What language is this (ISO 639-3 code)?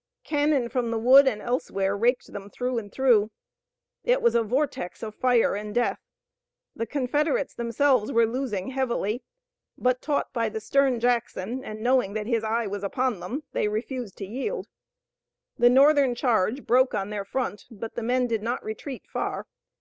eng